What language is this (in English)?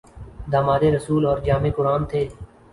Urdu